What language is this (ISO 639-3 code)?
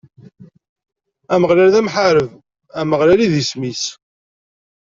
kab